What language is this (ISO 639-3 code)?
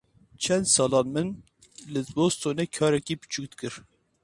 kur